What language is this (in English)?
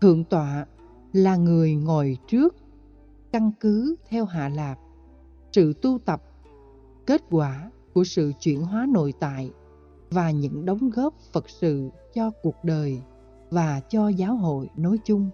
Vietnamese